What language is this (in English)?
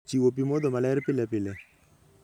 Luo (Kenya and Tanzania)